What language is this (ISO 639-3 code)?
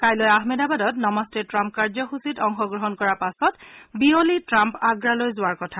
asm